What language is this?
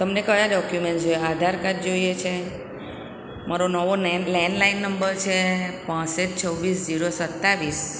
Gujarati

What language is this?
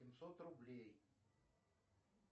Russian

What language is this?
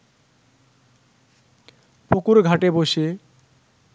Bangla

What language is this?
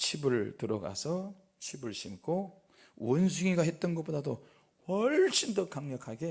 Korean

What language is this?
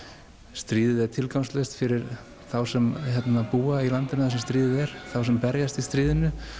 Icelandic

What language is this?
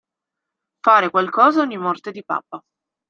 Italian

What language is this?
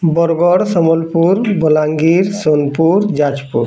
Odia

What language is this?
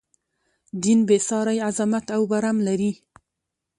Pashto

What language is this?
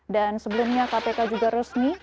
Indonesian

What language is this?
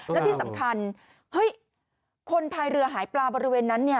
Thai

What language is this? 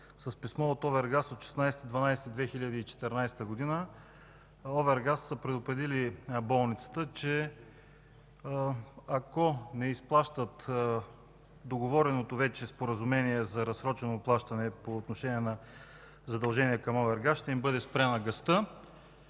Bulgarian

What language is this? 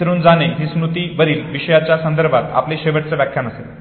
Marathi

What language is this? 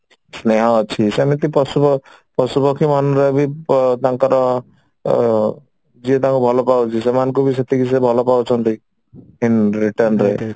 Odia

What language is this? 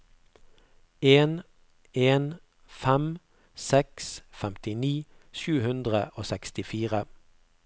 Norwegian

